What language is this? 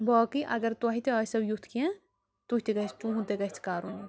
Kashmiri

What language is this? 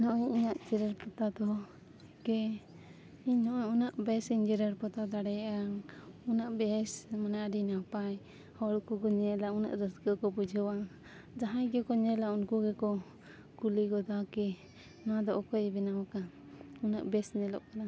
Santali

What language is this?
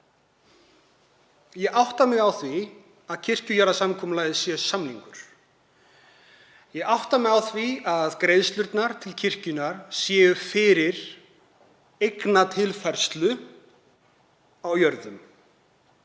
Icelandic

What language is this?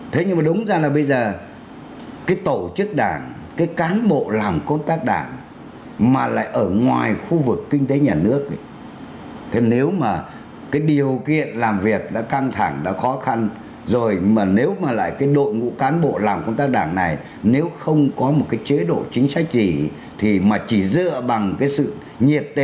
Vietnamese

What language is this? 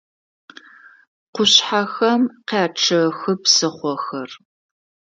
Adyghe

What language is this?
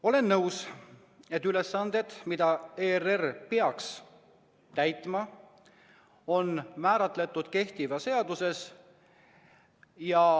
Estonian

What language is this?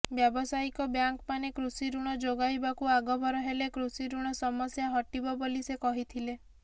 Odia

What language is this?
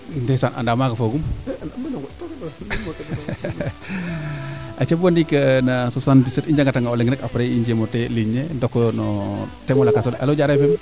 Serer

